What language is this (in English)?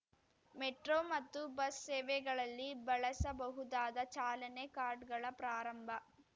Kannada